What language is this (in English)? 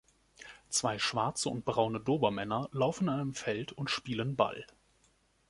German